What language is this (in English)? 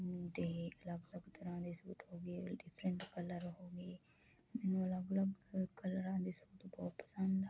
Punjabi